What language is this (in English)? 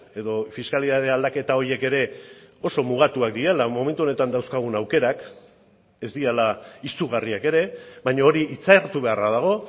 Basque